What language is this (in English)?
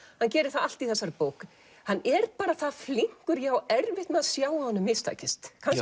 Icelandic